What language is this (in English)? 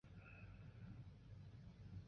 Chinese